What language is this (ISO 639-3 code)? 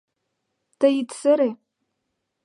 chm